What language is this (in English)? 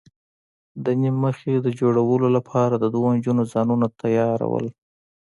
Pashto